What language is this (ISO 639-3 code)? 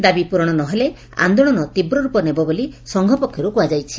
ori